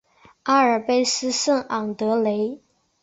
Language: Chinese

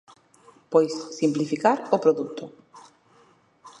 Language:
Galician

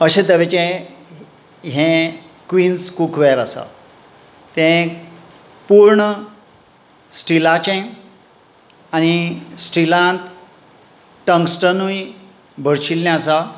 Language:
Konkani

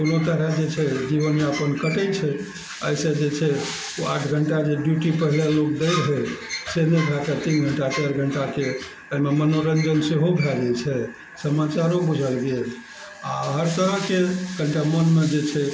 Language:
Maithili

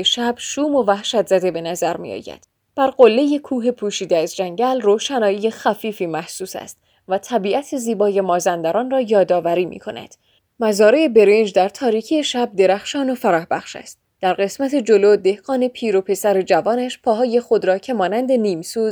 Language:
Persian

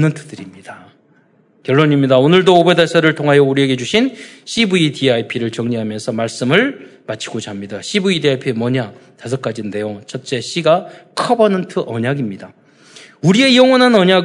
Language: Korean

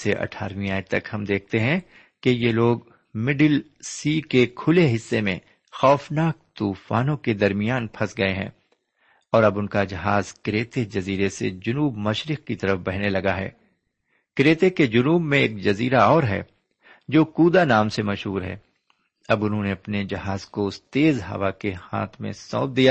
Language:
Urdu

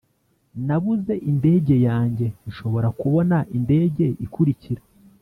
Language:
Kinyarwanda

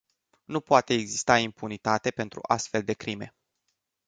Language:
Romanian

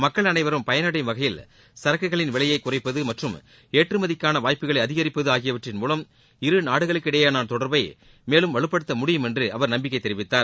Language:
Tamil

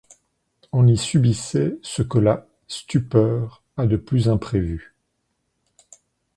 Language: French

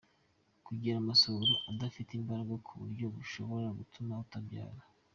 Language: Kinyarwanda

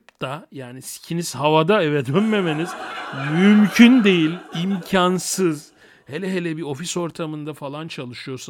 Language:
Turkish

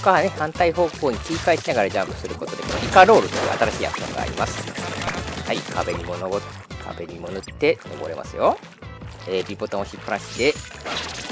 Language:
Japanese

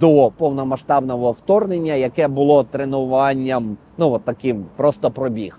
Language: Ukrainian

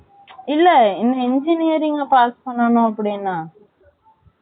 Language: Tamil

